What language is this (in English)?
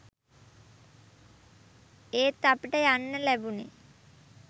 Sinhala